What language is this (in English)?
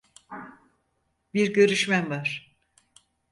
Turkish